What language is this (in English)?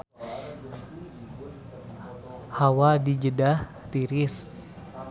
Sundanese